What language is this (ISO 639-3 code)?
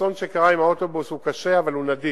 heb